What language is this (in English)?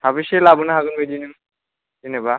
Bodo